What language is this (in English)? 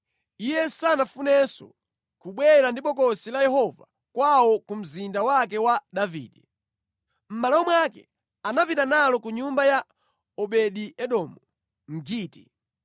Nyanja